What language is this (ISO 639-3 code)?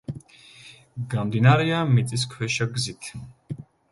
kat